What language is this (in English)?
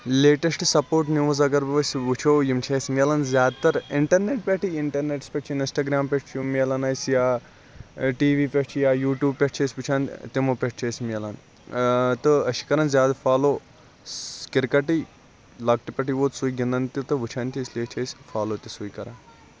Kashmiri